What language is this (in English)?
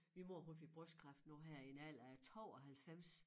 Danish